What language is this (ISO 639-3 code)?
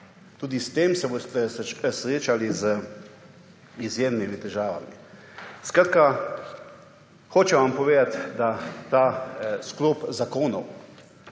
slv